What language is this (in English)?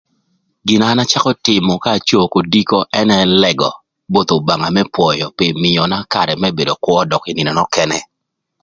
Thur